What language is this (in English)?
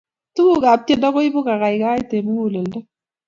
Kalenjin